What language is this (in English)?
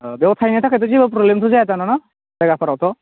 Bodo